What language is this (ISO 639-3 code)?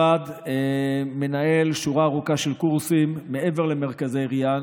heb